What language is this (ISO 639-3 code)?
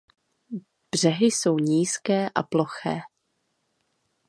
ces